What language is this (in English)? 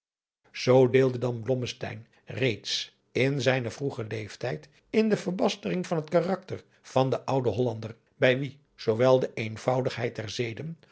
Dutch